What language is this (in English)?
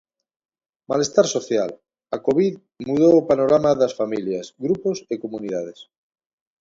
Galician